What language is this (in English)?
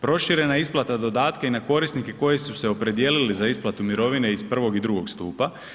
Croatian